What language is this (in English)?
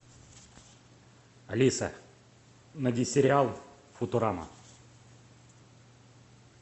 Russian